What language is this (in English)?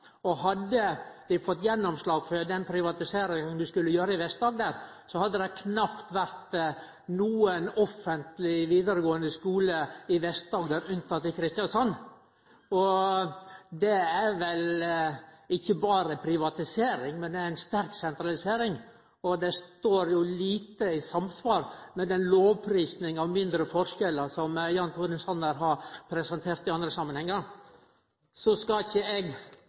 Norwegian Nynorsk